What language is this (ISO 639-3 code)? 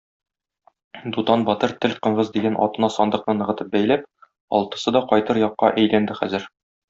tat